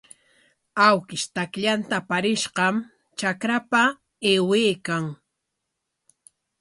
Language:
Corongo Ancash Quechua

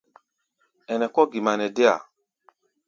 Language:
Gbaya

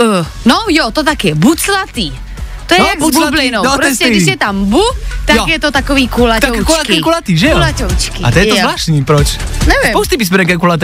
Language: Czech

